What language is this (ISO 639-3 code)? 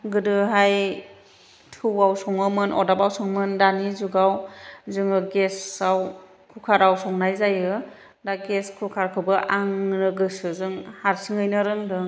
brx